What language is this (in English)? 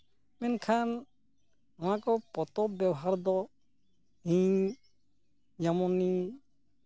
Santali